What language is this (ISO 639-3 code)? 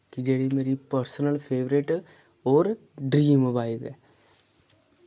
doi